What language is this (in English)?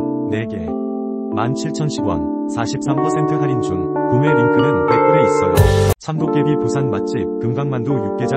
Korean